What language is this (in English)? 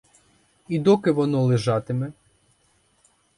Ukrainian